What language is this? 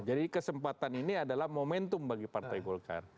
Indonesian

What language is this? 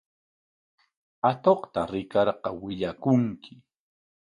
Corongo Ancash Quechua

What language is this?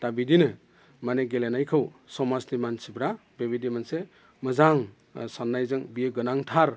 Bodo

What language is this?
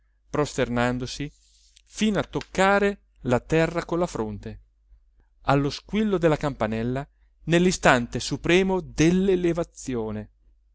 Italian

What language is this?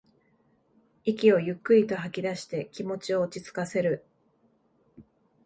Japanese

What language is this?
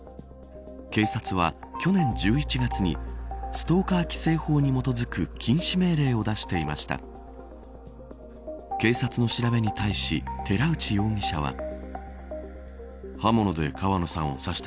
Japanese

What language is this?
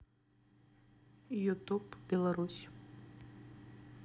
Russian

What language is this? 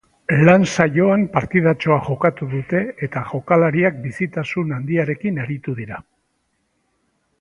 Basque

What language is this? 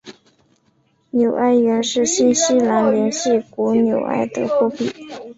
Chinese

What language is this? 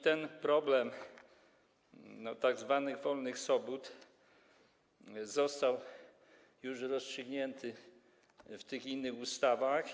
Polish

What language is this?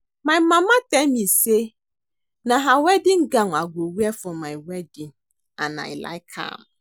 Nigerian Pidgin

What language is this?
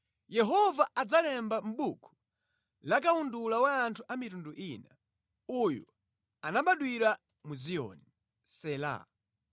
Nyanja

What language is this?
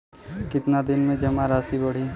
Bhojpuri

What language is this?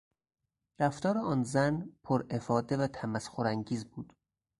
Persian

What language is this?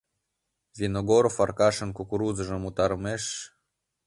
Mari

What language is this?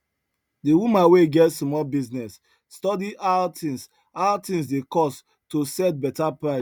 Nigerian Pidgin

